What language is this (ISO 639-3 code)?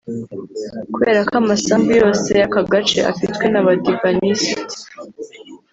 kin